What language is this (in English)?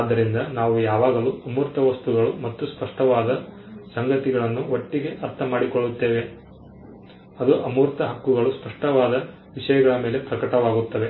Kannada